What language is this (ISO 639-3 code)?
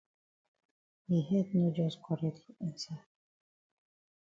wes